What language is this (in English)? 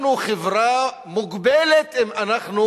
Hebrew